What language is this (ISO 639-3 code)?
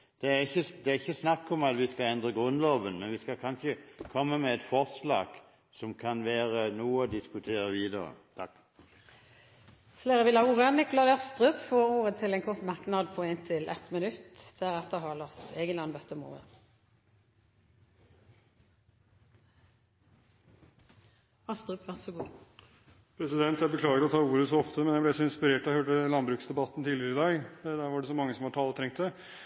nob